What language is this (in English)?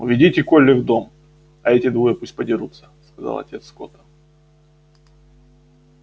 Russian